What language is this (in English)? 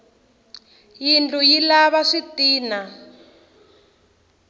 Tsonga